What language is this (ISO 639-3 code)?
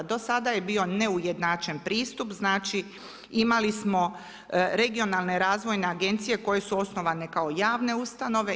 hrv